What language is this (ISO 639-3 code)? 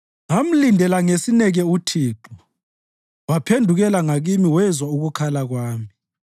nde